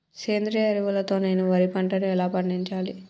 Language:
Telugu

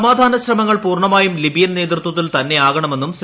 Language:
Malayalam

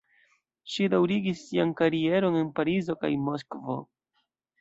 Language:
Esperanto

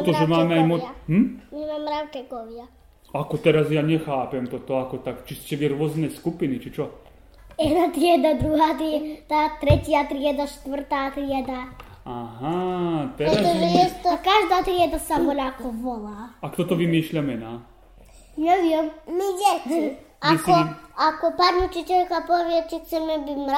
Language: Slovak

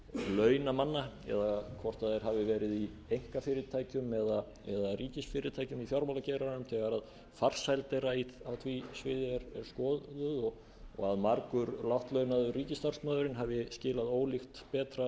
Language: Icelandic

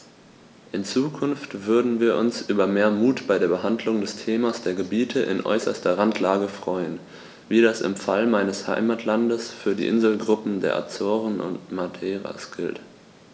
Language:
German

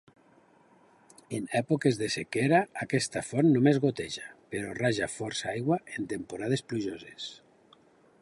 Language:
Catalan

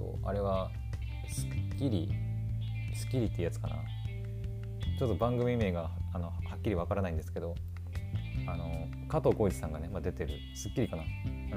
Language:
Japanese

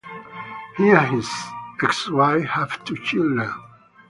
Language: English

